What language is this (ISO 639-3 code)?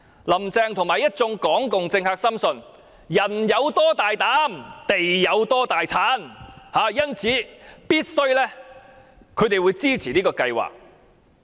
yue